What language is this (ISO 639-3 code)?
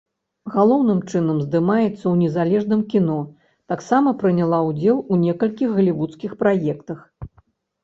bel